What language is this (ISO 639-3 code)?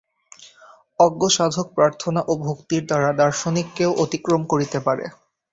ben